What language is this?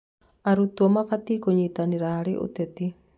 Kikuyu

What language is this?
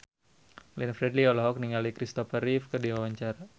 Sundanese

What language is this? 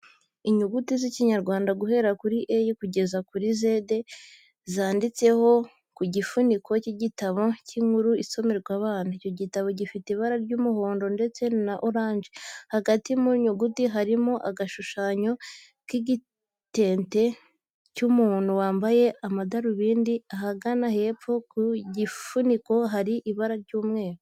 Kinyarwanda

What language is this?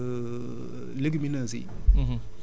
Wolof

